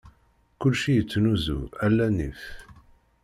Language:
Kabyle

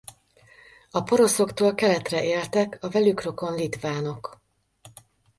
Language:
Hungarian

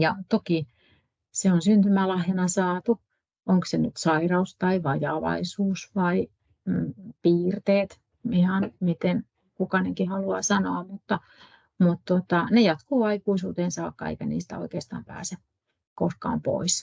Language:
Finnish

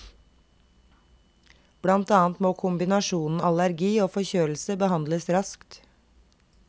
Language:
Norwegian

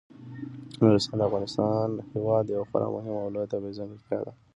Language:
Pashto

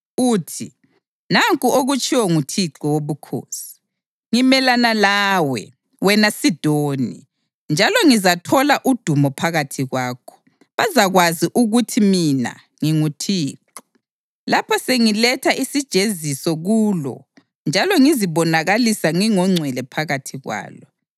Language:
North Ndebele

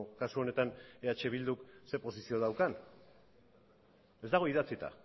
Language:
Basque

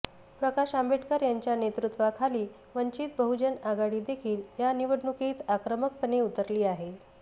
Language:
Marathi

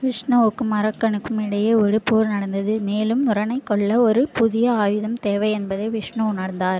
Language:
Tamil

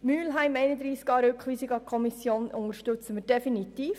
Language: Swiss German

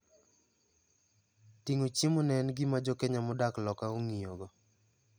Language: Luo (Kenya and Tanzania)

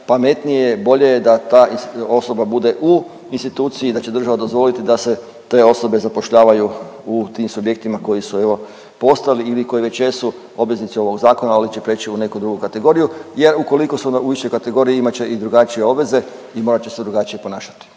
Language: Croatian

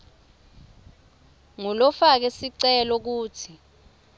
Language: Swati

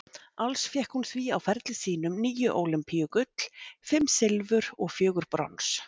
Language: Icelandic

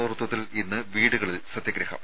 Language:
Malayalam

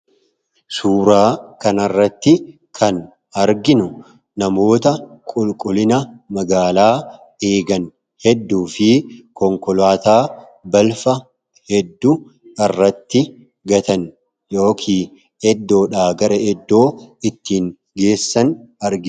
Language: Oromo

